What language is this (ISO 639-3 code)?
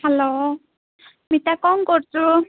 ori